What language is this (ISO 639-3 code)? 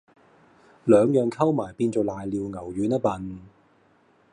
yue